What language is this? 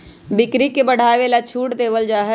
Magahi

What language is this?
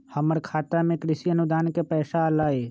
Magahi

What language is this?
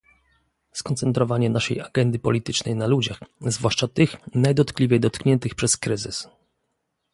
Polish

